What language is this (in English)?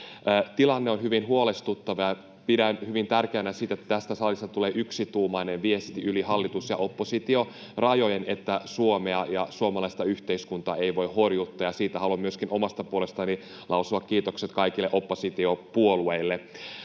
Finnish